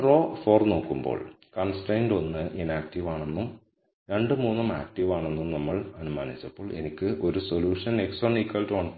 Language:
Malayalam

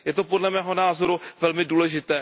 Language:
Czech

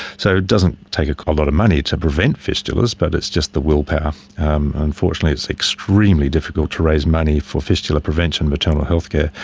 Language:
English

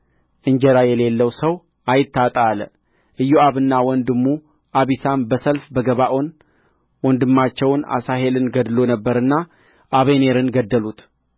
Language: Amharic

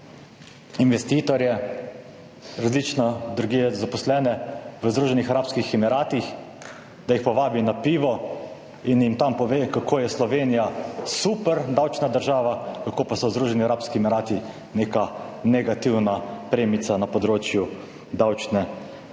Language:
Slovenian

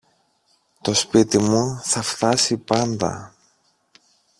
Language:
Greek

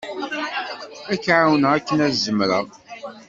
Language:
Kabyle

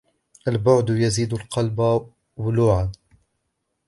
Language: Arabic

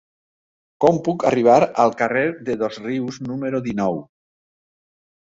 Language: Catalan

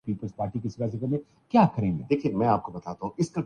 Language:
Urdu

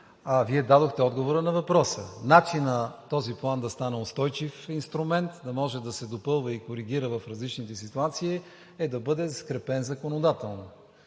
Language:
Bulgarian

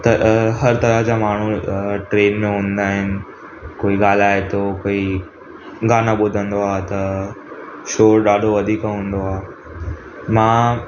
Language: Sindhi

